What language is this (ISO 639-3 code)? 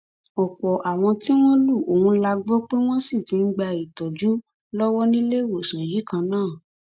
yor